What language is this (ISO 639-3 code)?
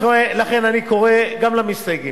heb